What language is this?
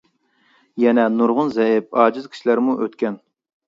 Uyghur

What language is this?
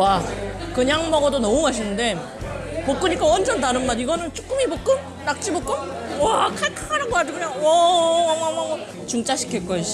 Korean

